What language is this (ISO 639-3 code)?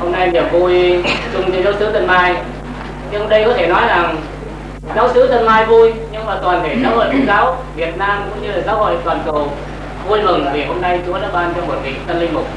vie